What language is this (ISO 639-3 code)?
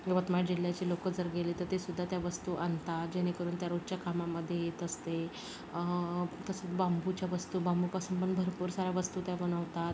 mar